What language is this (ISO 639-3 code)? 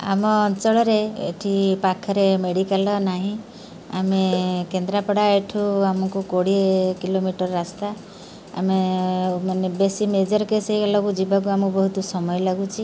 ori